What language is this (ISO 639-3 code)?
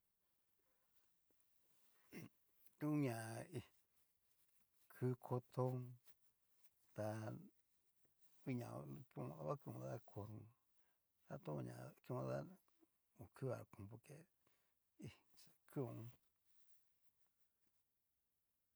miu